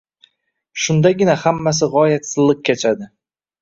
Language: Uzbek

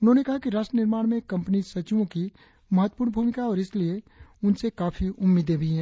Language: Hindi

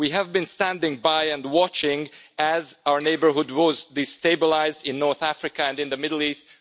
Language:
English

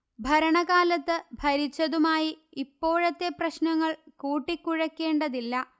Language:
Malayalam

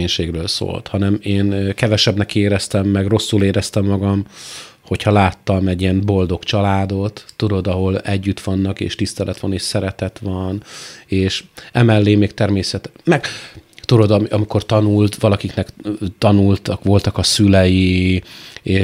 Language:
Hungarian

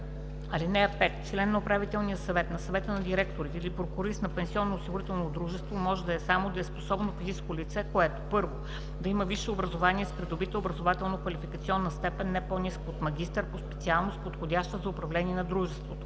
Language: Bulgarian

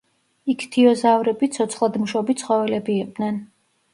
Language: Georgian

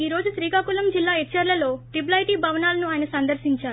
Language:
Telugu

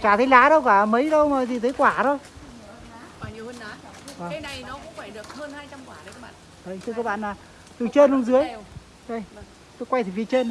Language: Vietnamese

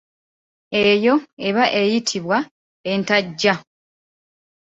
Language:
Ganda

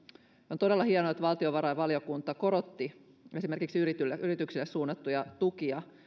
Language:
Finnish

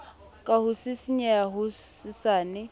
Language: Southern Sotho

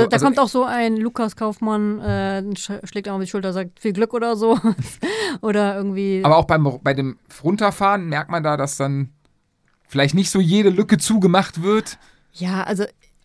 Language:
German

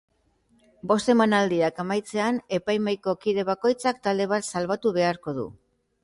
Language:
Basque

